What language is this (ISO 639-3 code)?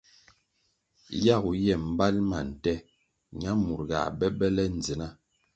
nmg